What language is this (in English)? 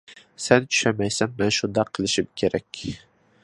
Uyghur